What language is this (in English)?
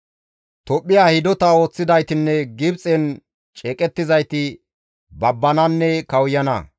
Gamo